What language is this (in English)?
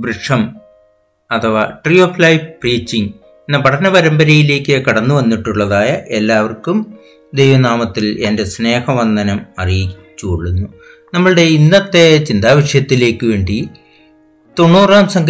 Malayalam